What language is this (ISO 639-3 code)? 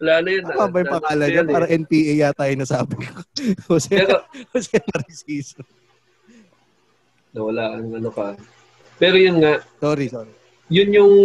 fil